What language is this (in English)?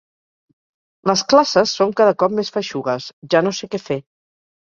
Catalan